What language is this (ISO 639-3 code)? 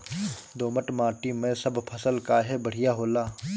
bho